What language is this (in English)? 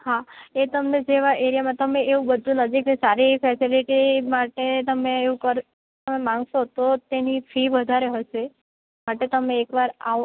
Gujarati